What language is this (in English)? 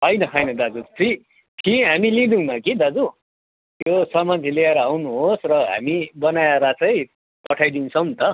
Nepali